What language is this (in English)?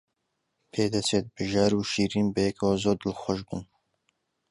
Central Kurdish